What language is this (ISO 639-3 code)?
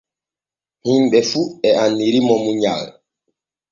fue